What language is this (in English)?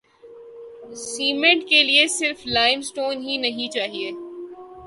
Urdu